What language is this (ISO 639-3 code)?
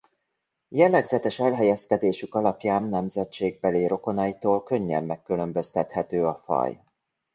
hun